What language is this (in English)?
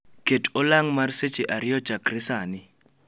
Luo (Kenya and Tanzania)